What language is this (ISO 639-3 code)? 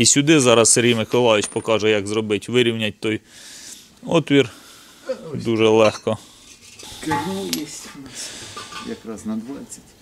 ukr